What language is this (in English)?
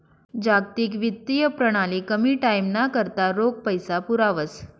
Marathi